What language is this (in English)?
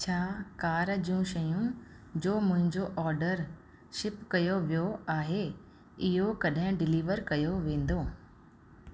Sindhi